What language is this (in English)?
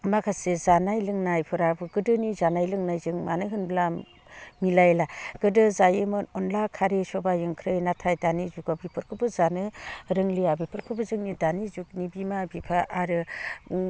Bodo